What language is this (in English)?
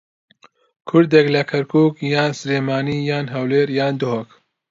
Central Kurdish